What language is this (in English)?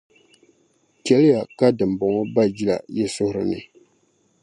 Dagbani